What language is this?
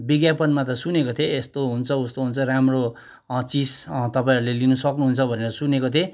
Nepali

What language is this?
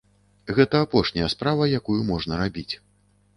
Belarusian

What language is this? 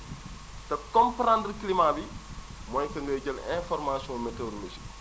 Wolof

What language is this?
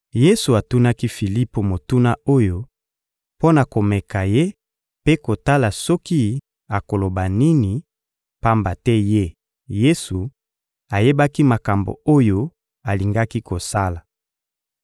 Lingala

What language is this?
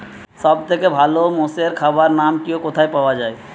Bangla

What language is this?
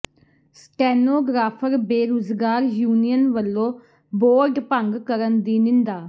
Punjabi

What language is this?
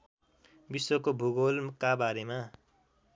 Nepali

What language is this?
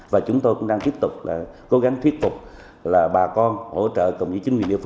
Vietnamese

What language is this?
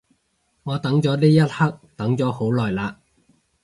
Cantonese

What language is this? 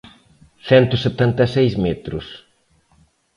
Galician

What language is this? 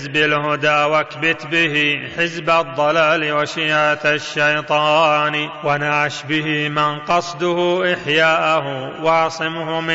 Arabic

